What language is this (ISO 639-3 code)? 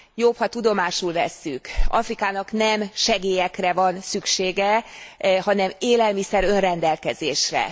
hun